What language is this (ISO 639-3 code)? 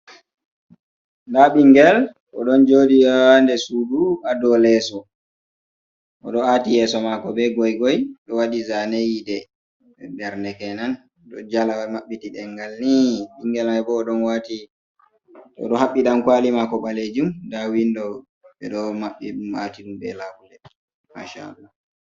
ful